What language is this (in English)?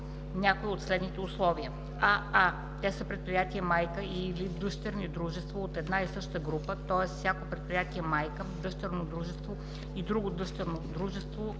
Bulgarian